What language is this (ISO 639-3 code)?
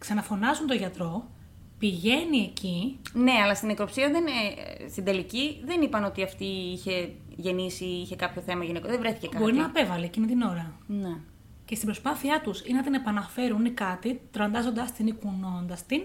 ell